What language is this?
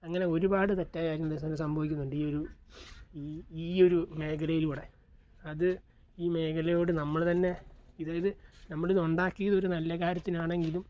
Malayalam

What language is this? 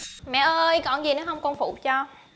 Vietnamese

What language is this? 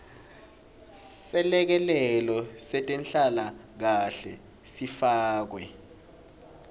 Swati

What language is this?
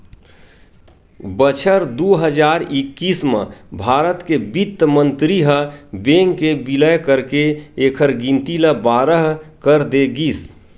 Chhattisgarhi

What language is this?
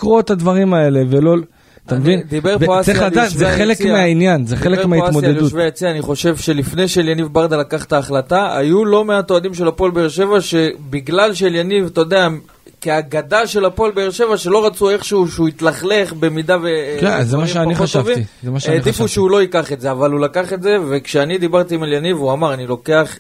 Hebrew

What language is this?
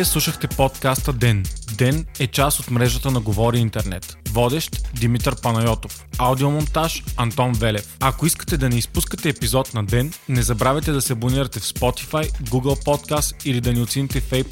Bulgarian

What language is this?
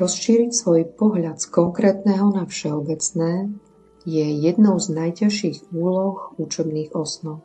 Slovak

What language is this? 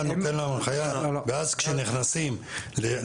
Hebrew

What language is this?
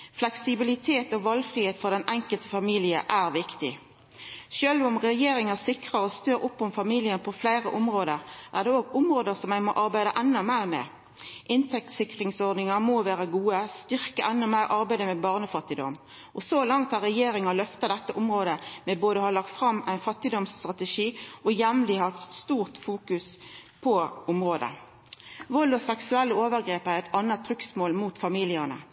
Norwegian Nynorsk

